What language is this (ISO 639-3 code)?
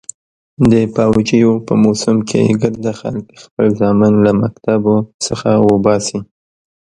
pus